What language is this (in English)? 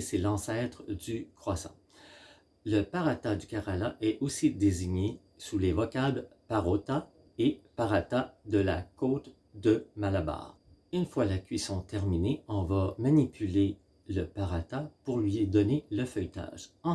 French